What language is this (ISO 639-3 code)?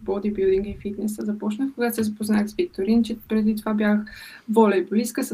bul